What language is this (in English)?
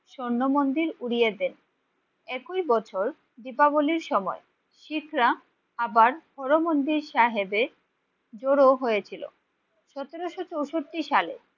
Bangla